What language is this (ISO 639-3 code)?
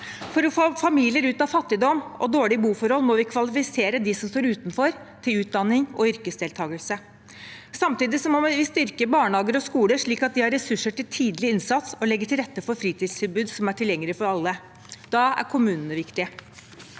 nor